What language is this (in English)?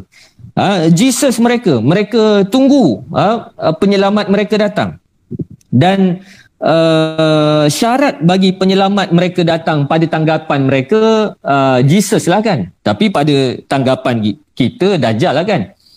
Malay